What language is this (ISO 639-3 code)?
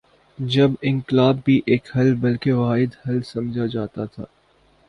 urd